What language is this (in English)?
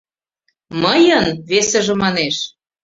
Mari